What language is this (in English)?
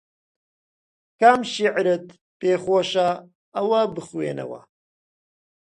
Central Kurdish